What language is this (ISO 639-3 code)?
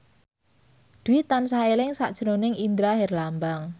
jav